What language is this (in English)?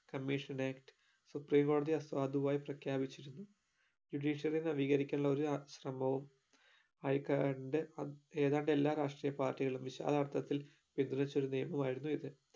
Malayalam